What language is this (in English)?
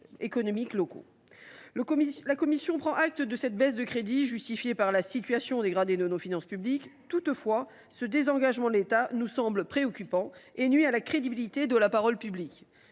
French